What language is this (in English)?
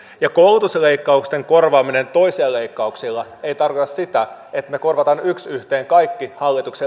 Finnish